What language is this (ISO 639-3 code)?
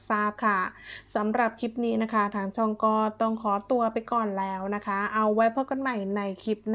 tha